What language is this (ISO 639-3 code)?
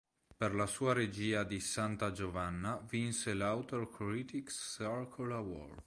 ita